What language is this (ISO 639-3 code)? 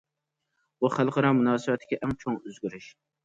uig